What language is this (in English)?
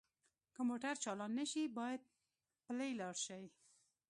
Pashto